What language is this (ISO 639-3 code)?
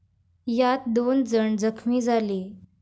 mar